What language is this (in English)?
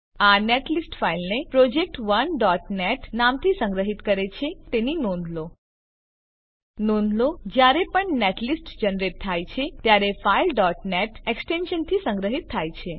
Gujarati